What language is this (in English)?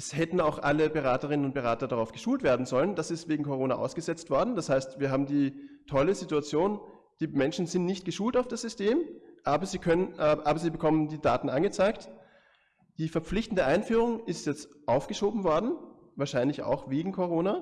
German